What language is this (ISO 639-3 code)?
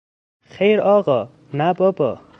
fas